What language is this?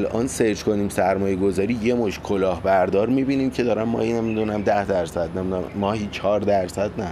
Persian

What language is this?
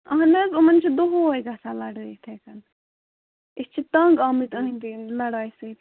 Kashmiri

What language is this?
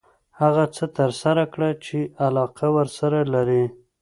Pashto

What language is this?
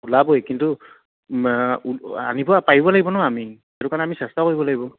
Assamese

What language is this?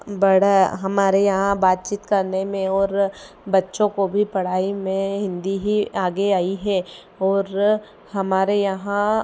Hindi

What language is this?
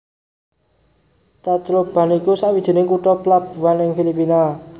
Javanese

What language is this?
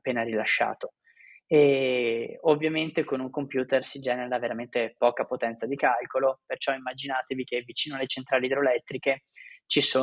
Italian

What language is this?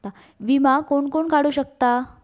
Marathi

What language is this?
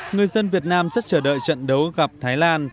Vietnamese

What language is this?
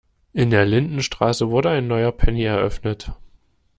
German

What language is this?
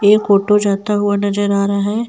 Hindi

